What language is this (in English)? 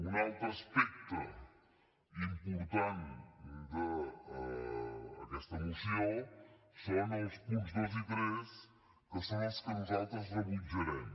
Catalan